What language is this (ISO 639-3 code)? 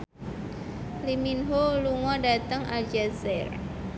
jav